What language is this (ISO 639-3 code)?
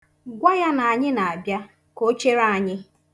ibo